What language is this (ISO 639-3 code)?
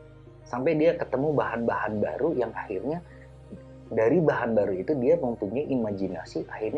ind